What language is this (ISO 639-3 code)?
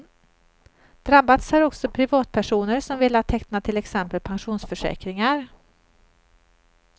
swe